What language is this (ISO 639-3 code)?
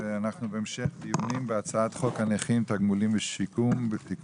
heb